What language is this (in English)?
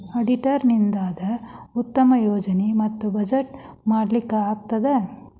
Kannada